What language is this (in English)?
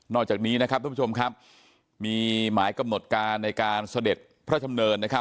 Thai